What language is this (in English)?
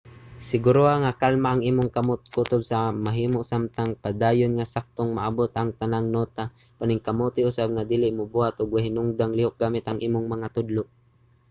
Cebuano